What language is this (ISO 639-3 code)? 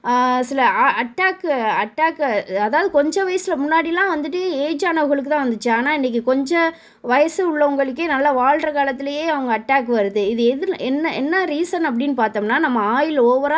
tam